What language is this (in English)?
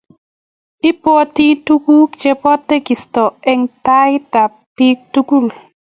Kalenjin